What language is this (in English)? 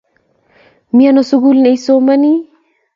Kalenjin